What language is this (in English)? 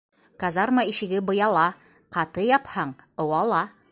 Bashkir